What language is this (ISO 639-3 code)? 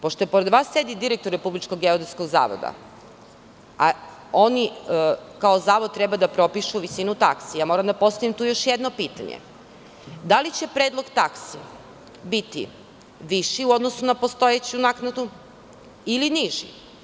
srp